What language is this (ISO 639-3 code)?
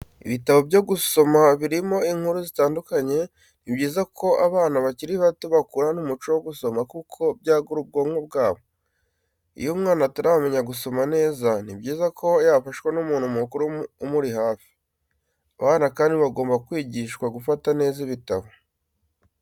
kin